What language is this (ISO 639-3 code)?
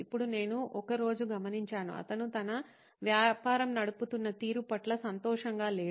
tel